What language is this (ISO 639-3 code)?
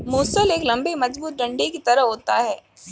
hin